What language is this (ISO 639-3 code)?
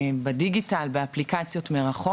heb